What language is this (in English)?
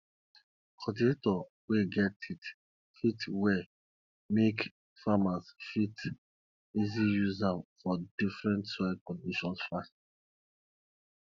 Nigerian Pidgin